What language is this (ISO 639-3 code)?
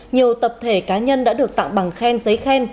vie